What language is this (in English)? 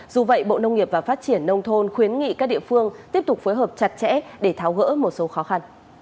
Vietnamese